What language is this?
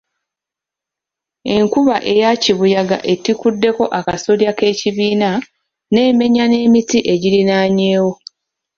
Ganda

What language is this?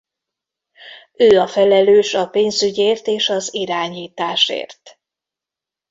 Hungarian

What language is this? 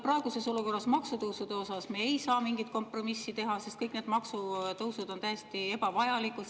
Estonian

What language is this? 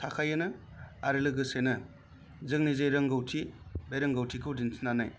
Bodo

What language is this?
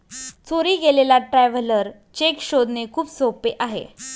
Marathi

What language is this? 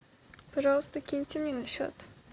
Russian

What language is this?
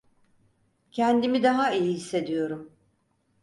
Turkish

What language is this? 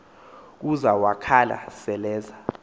Xhosa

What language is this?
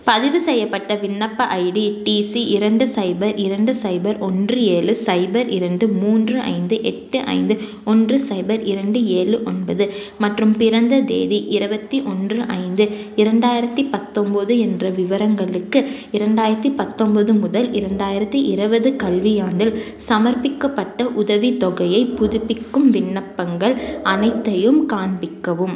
Tamil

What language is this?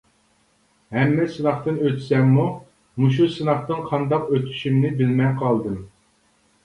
Uyghur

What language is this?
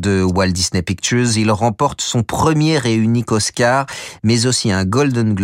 French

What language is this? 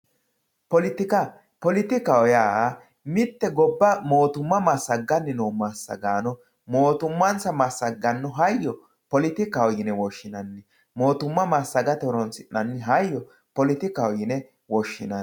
Sidamo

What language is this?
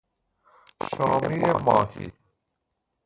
Persian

